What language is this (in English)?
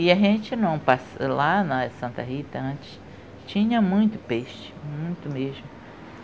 Portuguese